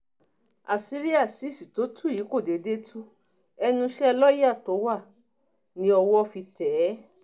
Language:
Yoruba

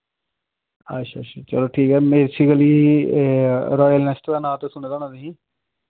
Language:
Dogri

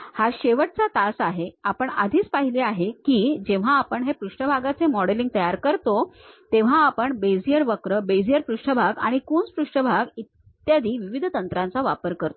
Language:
Marathi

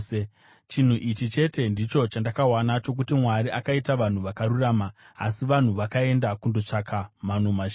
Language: Shona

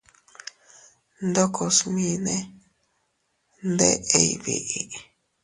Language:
Teutila Cuicatec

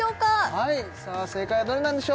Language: Japanese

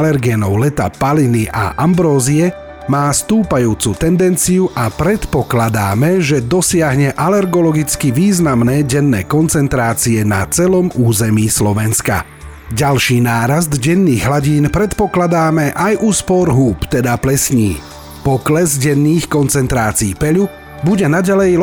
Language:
Slovak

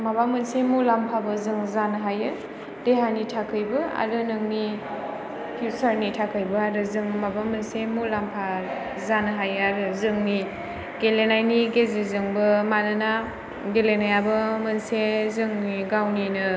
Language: Bodo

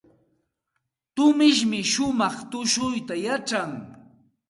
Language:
Santa Ana de Tusi Pasco Quechua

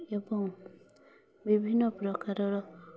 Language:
Odia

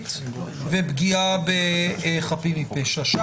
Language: Hebrew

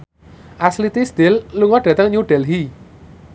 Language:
Javanese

